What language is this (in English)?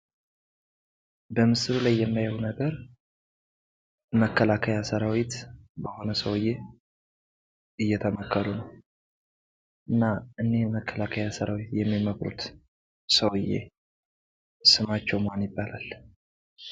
Amharic